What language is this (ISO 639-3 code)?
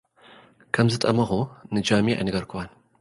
tir